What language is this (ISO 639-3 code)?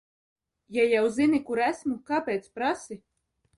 lav